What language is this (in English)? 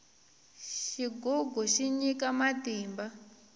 Tsonga